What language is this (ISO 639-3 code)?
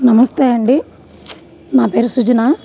tel